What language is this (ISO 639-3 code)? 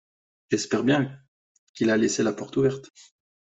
fra